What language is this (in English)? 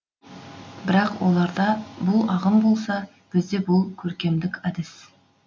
Kazakh